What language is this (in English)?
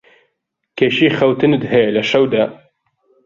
Central Kurdish